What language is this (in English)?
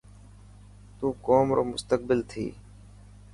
Dhatki